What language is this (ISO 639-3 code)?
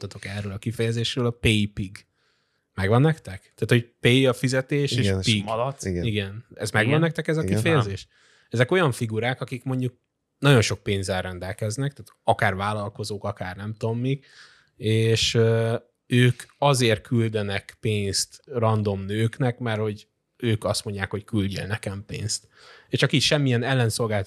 hun